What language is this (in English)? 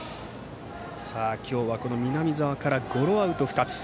Japanese